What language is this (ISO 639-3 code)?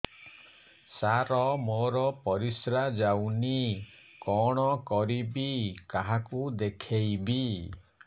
ori